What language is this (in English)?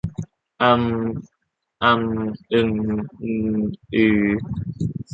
Thai